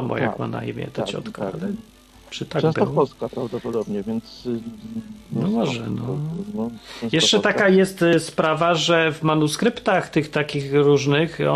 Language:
Polish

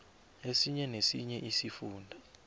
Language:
South Ndebele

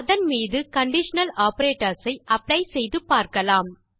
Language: Tamil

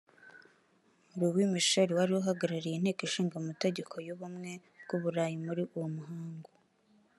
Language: Kinyarwanda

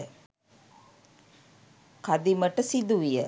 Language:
Sinhala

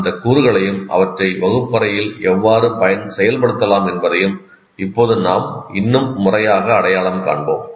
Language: Tamil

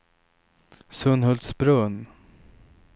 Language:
Swedish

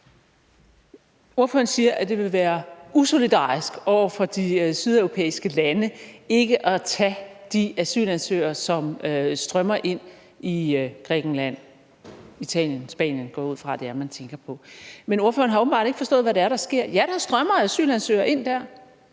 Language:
Danish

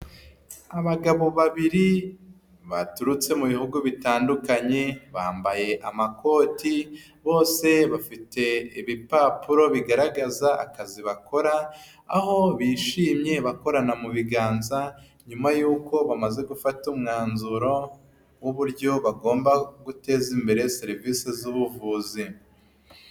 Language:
Kinyarwanda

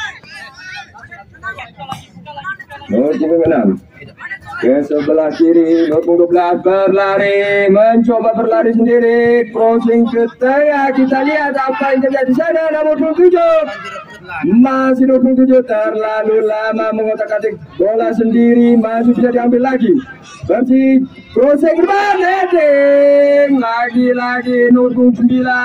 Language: Indonesian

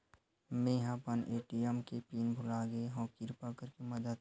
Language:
Chhattisgarhi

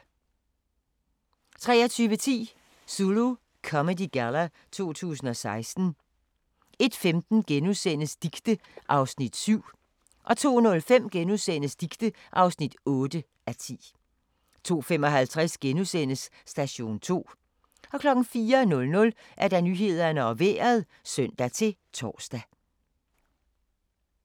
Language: Danish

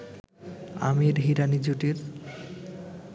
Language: Bangla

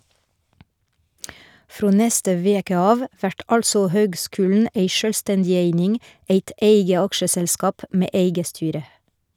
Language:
Norwegian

